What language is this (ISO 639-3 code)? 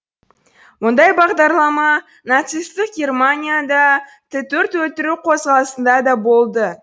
kaz